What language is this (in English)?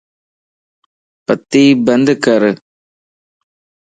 Lasi